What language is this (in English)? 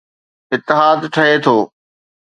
Sindhi